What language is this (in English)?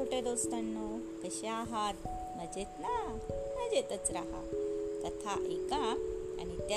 Marathi